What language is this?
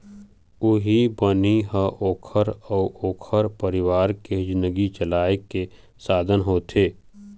Chhattisgarhi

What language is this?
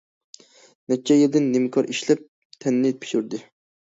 Uyghur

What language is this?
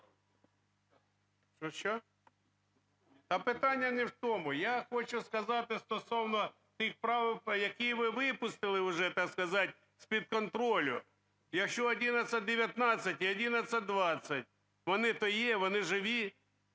Ukrainian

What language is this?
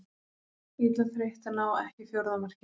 Icelandic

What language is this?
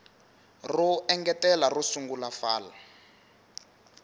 Tsonga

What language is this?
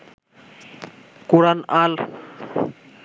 Bangla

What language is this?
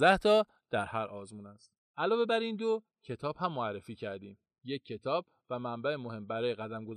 Persian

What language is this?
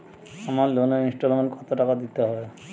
Bangla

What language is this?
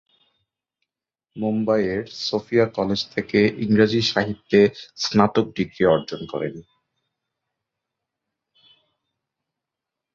Bangla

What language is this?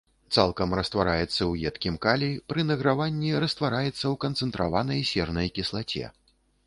Belarusian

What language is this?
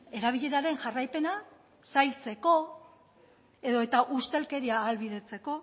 Basque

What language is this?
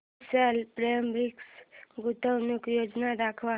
Marathi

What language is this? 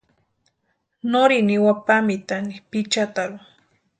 Western Highland Purepecha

